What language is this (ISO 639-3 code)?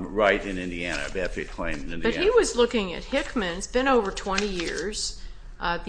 eng